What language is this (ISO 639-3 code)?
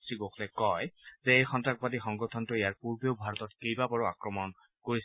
asm